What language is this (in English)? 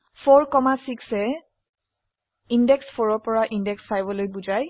Assamese